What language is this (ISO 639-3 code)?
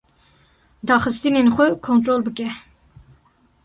kur